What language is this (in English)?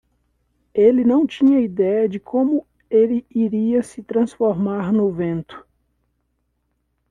Portuguese